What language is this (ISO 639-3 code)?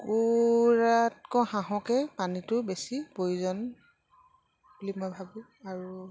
asm